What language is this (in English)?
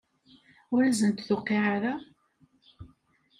Kabyle